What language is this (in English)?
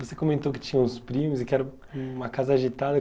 Portuguese